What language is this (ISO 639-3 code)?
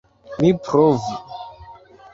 epo